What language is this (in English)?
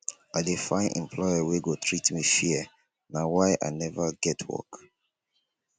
Nigerian Pidgin